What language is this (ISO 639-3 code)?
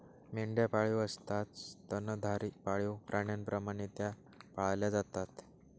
mar